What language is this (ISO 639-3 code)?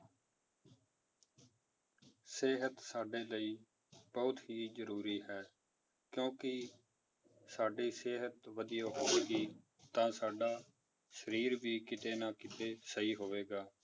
pan